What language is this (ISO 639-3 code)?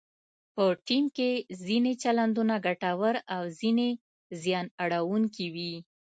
pus